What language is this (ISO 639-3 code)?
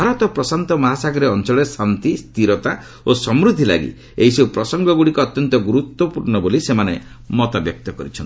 ori